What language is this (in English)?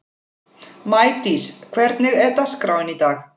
Icelandic